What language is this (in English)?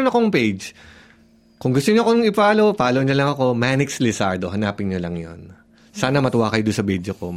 Filipino